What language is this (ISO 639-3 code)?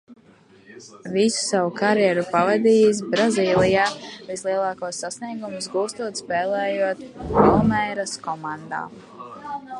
lav